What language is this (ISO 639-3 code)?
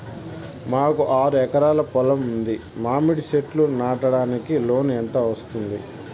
tel